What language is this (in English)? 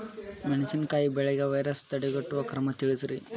Kannada